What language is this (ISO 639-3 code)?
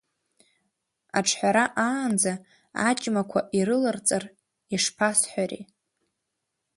abk